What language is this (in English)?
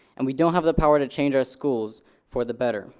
English